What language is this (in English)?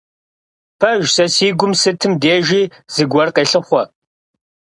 Kabardian